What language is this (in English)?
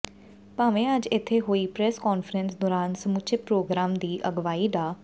Punjabi